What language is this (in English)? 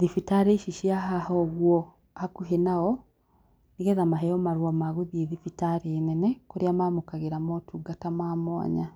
Kikuyu